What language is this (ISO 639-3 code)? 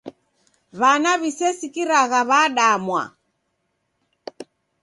dav